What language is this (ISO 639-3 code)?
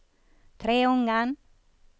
nor